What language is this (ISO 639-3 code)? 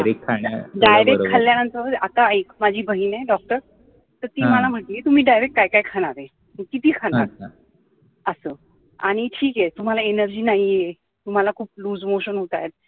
mar